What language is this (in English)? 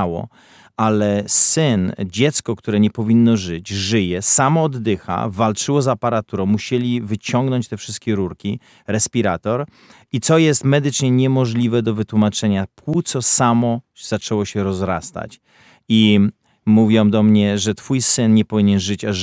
Polish